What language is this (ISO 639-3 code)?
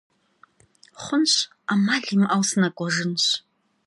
kbd